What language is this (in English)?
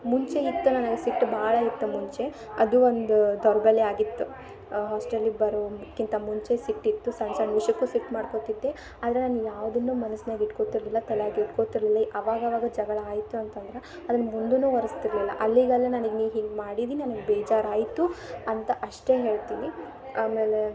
Kannada